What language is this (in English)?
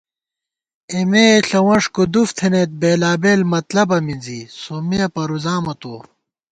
Gawar-Bati